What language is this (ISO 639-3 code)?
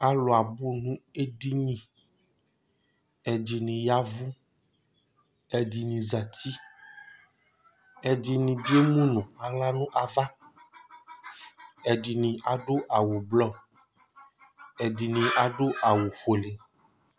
kpo